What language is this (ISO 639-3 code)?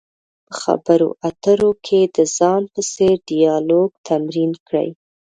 pus